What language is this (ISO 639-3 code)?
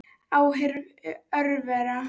isl